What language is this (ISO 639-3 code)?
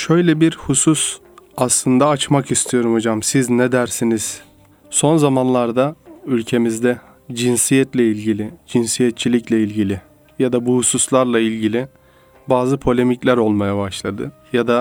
tur